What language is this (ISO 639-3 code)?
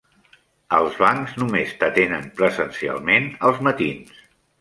cat